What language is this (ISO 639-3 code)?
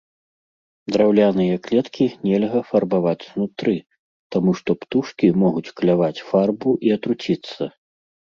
bel